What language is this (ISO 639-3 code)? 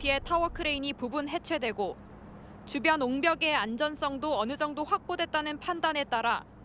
kor